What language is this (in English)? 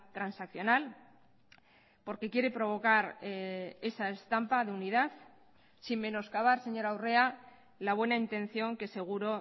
Spanish